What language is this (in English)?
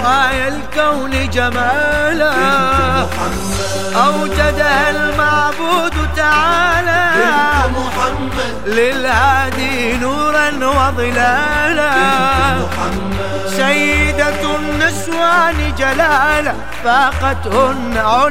Arabic